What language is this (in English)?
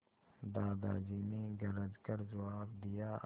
Hindi